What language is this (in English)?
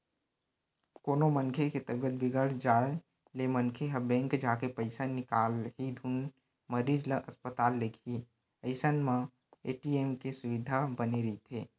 Chhattisgarhi